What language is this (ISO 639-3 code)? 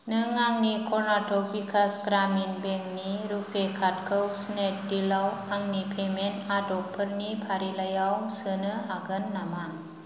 brx